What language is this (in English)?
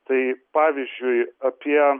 Lithuanian